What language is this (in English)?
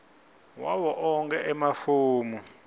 Swati